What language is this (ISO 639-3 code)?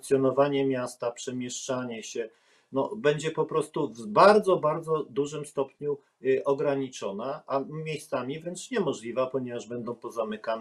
pol